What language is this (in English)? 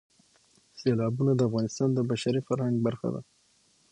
Pashto